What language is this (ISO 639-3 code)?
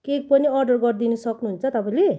nep